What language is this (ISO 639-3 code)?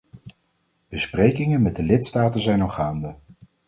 nld